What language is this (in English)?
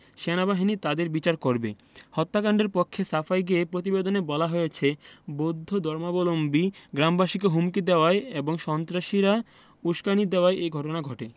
Bangla